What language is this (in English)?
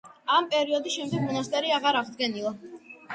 Georgian